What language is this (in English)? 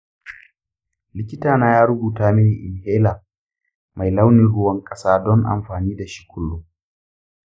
Hausa